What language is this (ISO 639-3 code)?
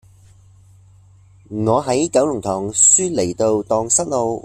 yue